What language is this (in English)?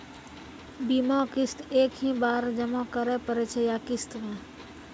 Maithili